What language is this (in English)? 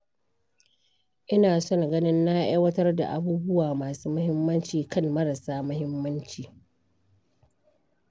Hausa